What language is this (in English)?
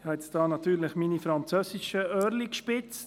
Swiss German